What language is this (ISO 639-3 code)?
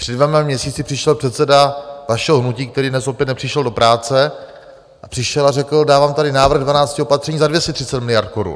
ces